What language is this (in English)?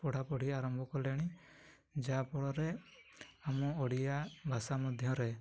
Odia